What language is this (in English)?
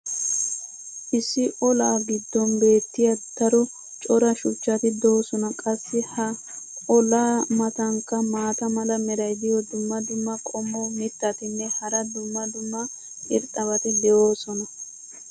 Wolaytta